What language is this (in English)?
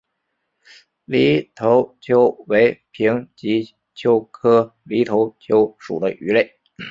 Chinese